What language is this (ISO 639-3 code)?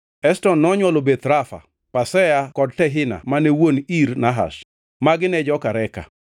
luo